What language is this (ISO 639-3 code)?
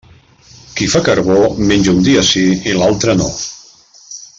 cat